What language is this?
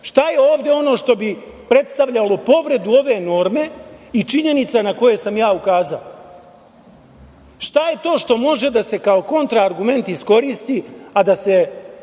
Serbian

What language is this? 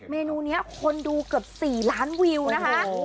Thai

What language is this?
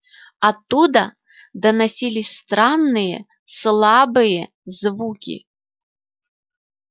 Russian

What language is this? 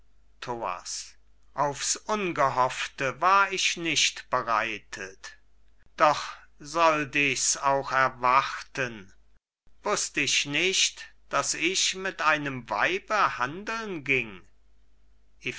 German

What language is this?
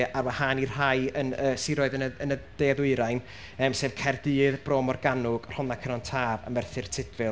Welsh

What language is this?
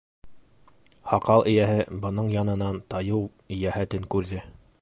Bashkir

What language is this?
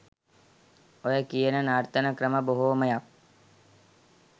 Sinhala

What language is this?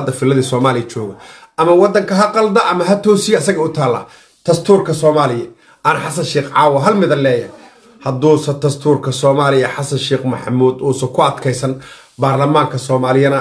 Arabic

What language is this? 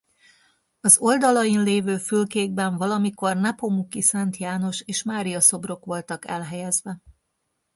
Hungarian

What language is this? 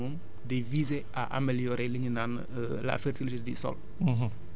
Wolof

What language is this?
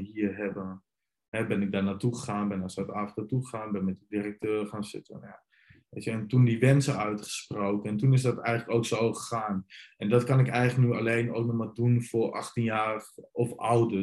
Dutch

